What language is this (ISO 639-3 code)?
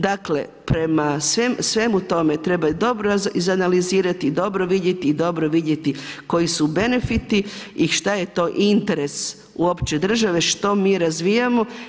hrv